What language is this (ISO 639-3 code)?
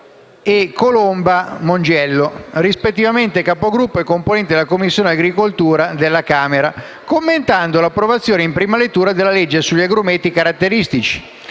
ita